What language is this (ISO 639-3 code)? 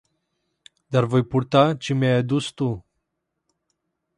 ron